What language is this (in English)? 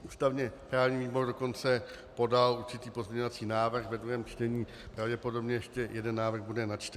Czech